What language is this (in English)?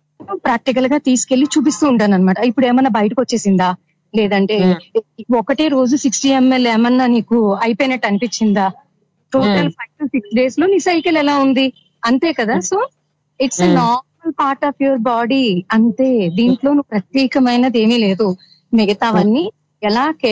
Telugu